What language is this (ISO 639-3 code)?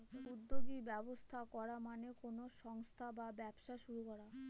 ben